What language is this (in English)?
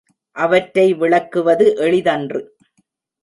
Tamil